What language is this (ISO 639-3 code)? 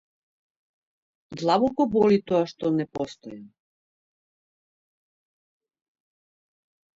mkd